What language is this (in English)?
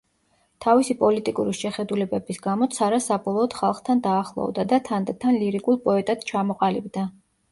Georgian